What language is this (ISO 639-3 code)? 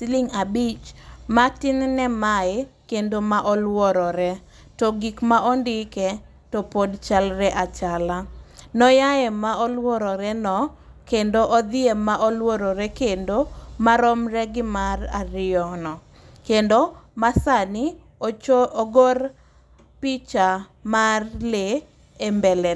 luo